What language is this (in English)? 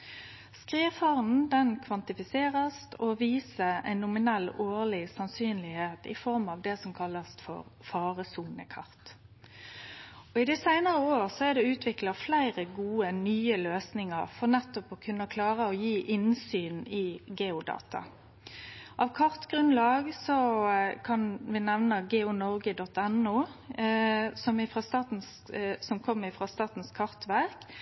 Norwegian Nynorsk